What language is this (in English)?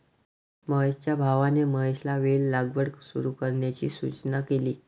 Marathi